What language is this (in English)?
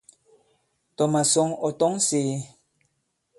Bankon